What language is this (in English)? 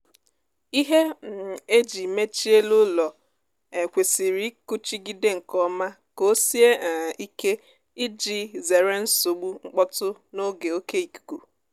Igbo